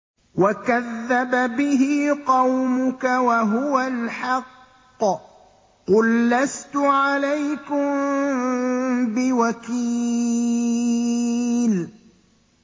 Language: Arabic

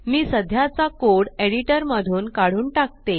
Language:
Marathi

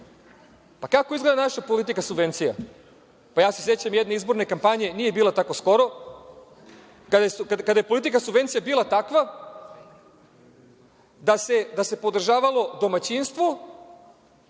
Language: Serbian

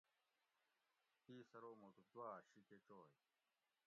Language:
Gawri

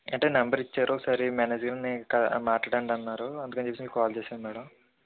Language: Telugu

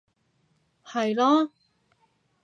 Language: Cantonese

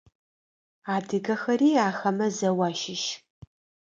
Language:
Adyghe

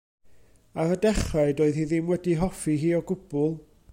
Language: Welsh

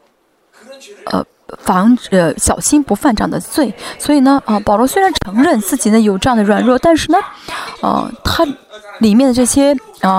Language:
Chinese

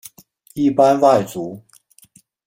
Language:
Chinese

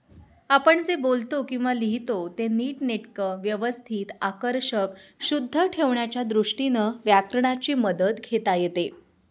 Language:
Marathi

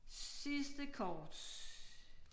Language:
Danish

